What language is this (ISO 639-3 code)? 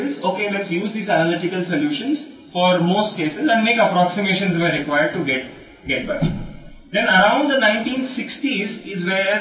tel